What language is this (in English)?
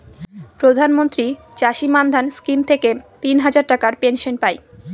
Bangla